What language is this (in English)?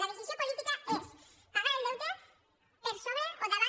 Catalan